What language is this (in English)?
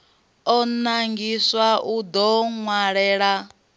Venda